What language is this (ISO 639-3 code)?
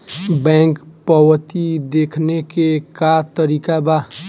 bho